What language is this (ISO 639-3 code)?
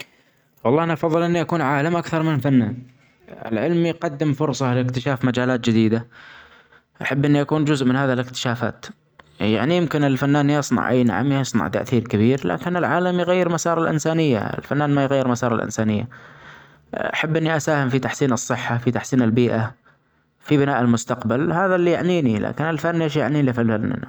acx